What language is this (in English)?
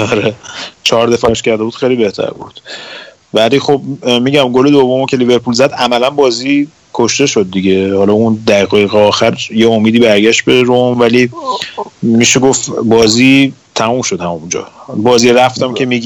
Persian